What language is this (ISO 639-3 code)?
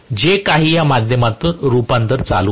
mar